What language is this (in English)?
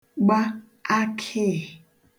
Igbo